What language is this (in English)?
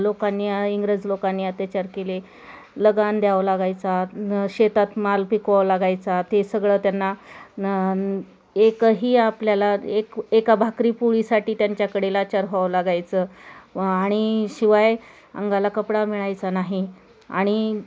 Marathi